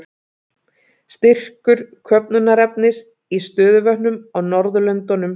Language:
Icelandic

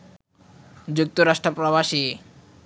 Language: Bangla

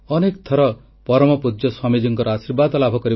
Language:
Odia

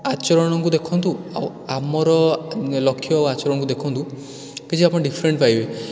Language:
Odia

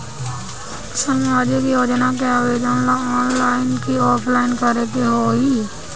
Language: Bhojpuri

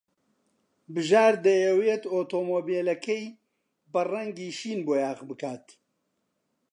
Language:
Central Kurdish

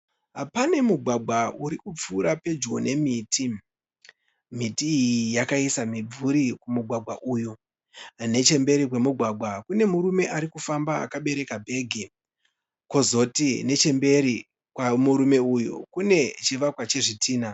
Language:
Shona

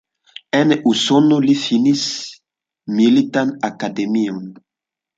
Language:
Esperanto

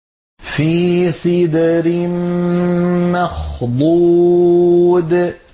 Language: Arabic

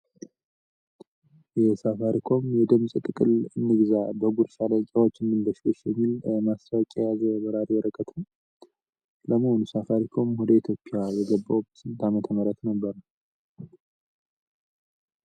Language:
Amharic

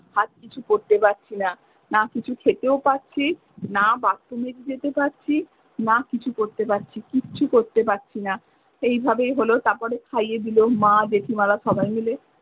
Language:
Bangla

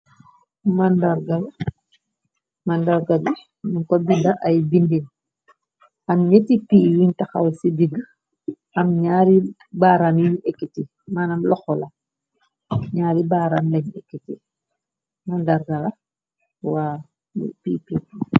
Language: Wolof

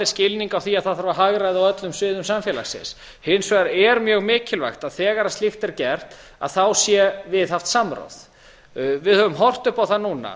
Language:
Icelandic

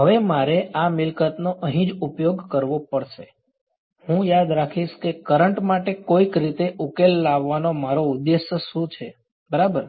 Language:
Gujarati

